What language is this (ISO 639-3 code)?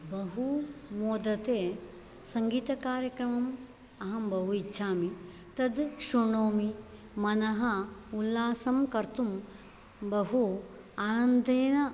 san